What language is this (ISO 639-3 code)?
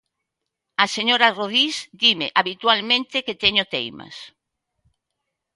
glg